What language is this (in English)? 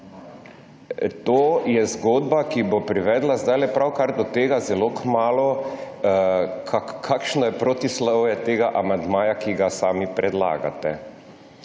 Slovenian